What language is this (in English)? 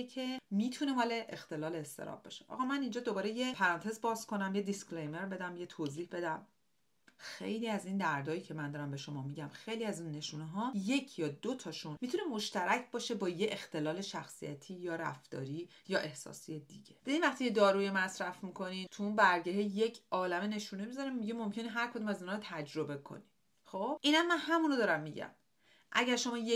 Persian